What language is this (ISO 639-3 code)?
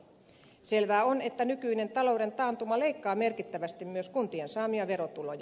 fin